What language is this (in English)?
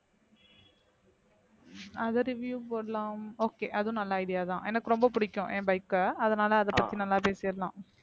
Tamil